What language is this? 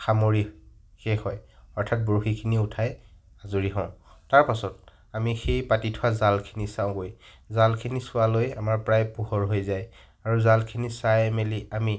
Assamese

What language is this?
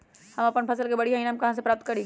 Magahi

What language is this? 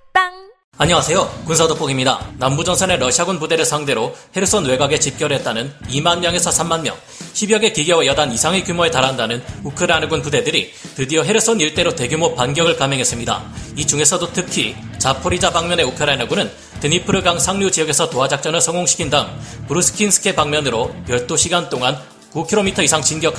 Korean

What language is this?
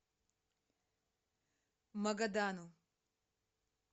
Russian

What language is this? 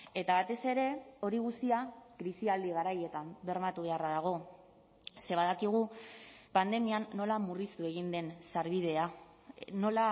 Basque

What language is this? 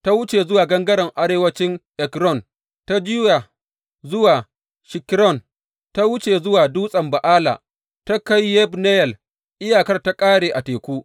Hausa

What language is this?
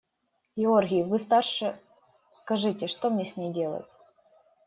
Russian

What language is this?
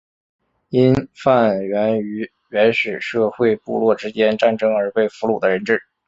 Chinese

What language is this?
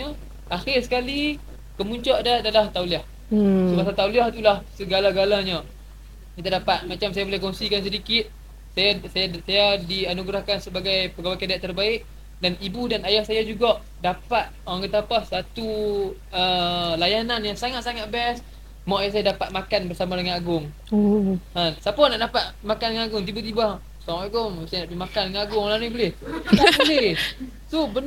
Malay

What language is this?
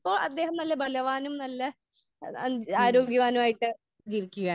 Malayalam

